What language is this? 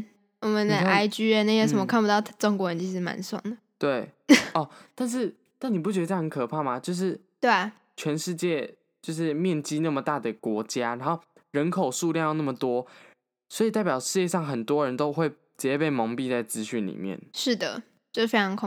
Chinese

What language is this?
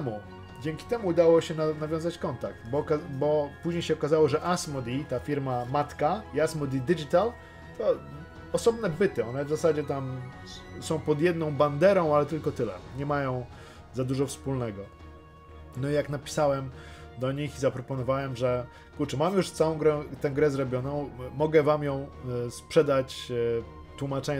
Polish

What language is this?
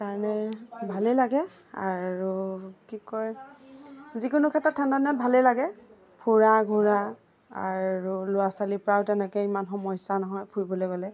Assamese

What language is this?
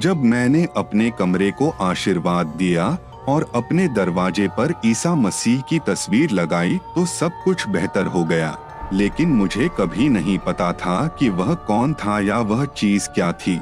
Hindi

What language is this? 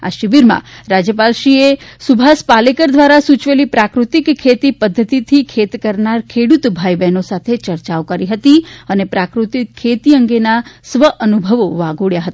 Gujarati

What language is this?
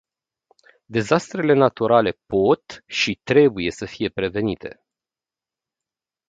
Romanian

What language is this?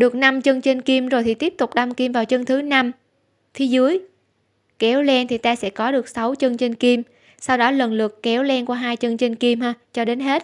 Vietnamese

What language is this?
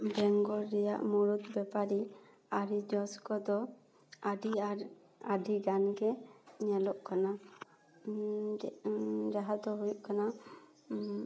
Santali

